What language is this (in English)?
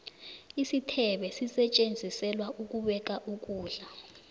South Ndebele